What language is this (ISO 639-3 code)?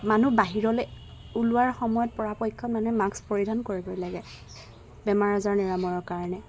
asm